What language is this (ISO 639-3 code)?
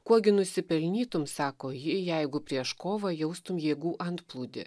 lit